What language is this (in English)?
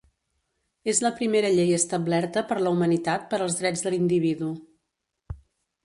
Catalan